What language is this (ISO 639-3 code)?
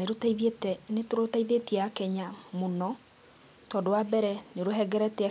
kik